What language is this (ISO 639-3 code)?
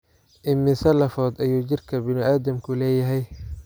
som